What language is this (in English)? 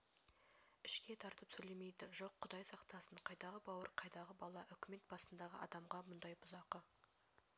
Kazakh